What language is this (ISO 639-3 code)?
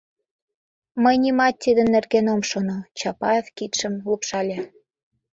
chm